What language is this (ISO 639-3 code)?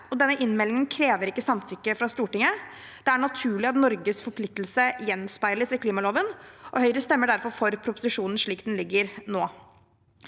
nor